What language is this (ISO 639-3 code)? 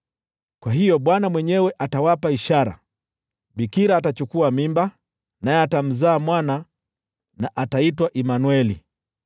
swa